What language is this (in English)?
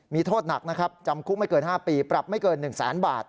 Thai